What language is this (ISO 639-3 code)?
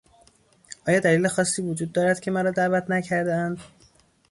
fas